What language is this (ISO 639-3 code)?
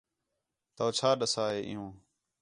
xhe